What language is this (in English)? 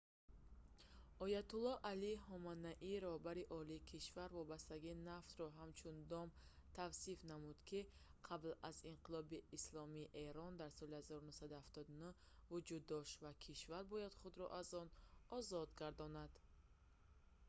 Tajik